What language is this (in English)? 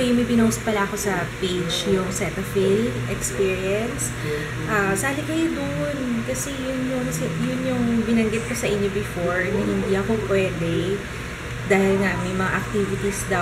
Filipino